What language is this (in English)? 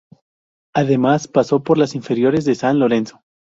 Spanish